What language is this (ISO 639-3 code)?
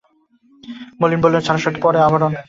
ben